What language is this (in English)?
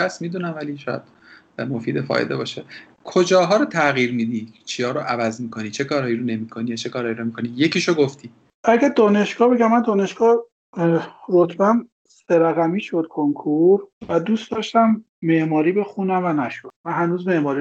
Persian